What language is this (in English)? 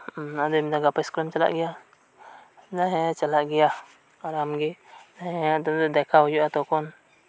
Santali